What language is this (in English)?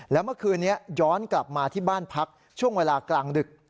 Thai